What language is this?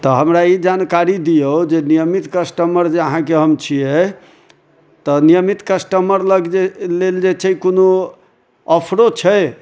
Maithili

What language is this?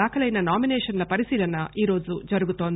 Telugu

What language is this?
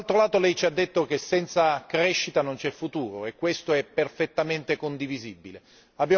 Italian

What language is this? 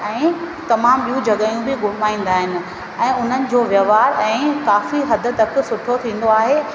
Sindhi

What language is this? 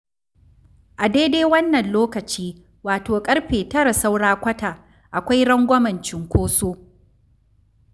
Hausa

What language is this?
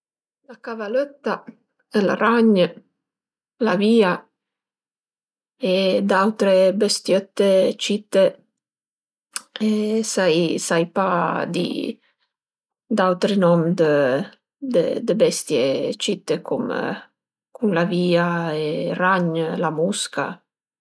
Piedmontese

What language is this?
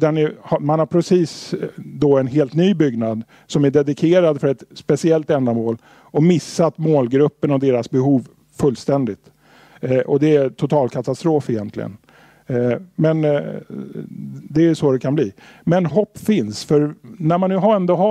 Swedish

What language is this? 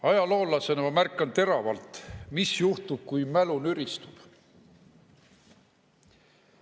Estonian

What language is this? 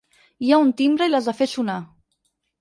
Catalan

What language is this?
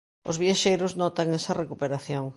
Galician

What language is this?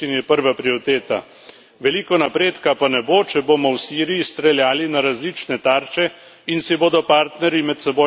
Slovenian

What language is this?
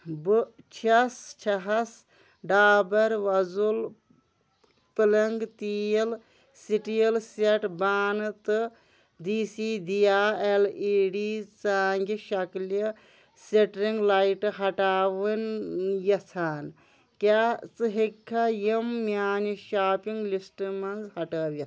Kashmiri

